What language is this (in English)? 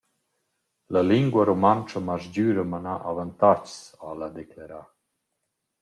Romansh